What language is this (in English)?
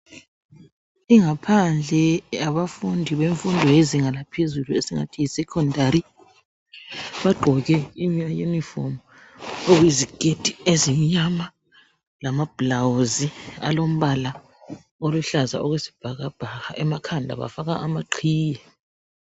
North Ndebele